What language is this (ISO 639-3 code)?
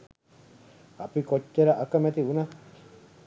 sin